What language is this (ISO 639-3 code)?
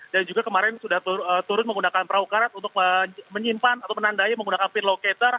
ind